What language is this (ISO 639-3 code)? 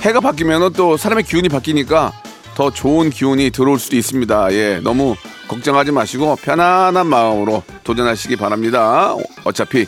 kor